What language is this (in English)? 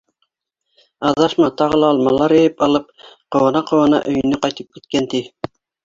Bashkir